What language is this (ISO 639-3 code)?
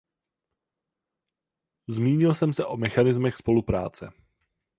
ces